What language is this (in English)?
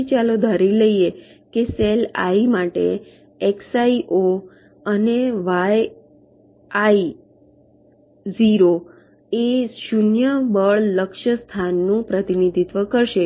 Gujarati